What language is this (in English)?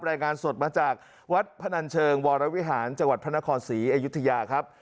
Thai